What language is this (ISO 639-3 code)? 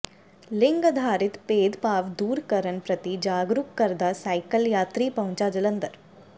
pan